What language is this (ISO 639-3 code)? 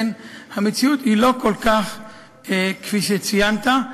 heb